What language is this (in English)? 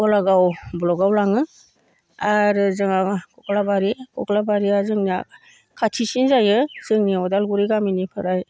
Bodo